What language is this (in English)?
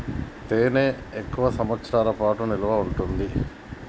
Telugu